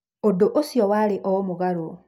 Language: Kikuyu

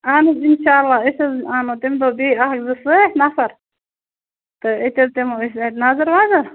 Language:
Kashmiri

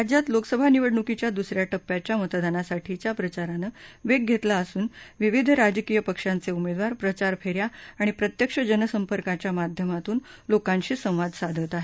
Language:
Marathi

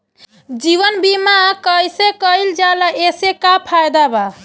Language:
Bhojpuri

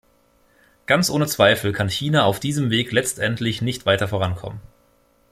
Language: German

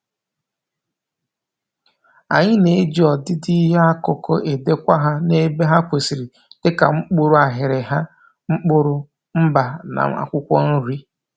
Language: Igbo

